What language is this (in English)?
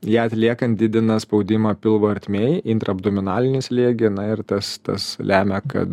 Lithuanian